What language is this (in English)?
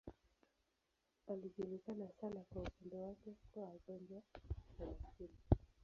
Swahili